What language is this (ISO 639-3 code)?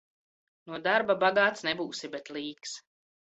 lav